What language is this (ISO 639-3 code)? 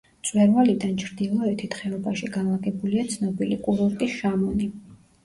kat